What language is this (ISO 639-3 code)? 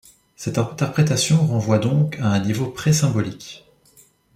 fra